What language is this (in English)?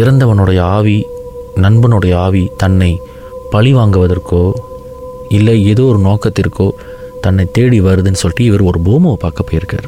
Tamil